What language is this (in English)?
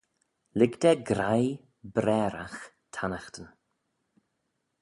Manx